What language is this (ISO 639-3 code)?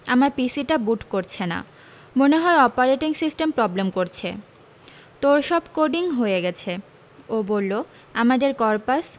ben